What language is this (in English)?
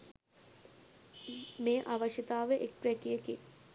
Sinhala